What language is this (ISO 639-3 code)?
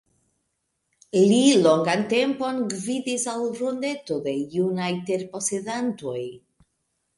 epo